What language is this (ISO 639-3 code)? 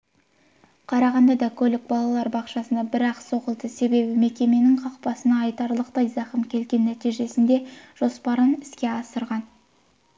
kaz